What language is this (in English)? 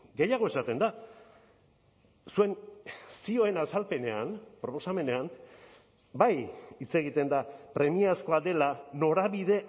Basque